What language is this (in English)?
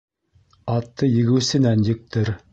Bashkir